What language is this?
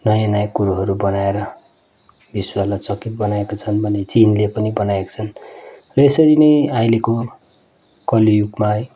Nepali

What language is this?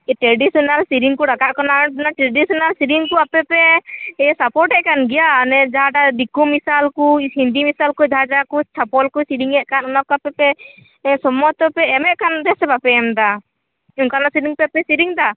Santali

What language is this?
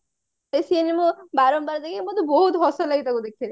Odia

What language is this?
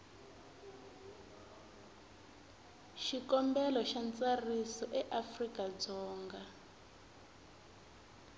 Tsonga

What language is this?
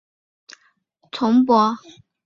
Chinese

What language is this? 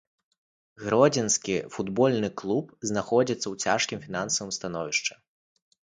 Belarusian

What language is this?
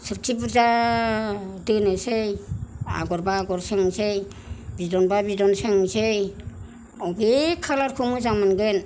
Bodo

